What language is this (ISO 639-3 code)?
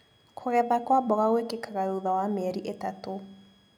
kik